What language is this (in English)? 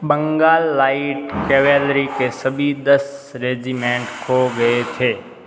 Hindi